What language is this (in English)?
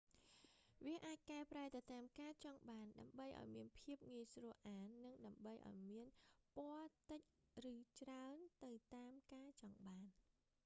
Khmer